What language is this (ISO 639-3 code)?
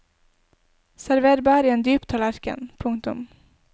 nor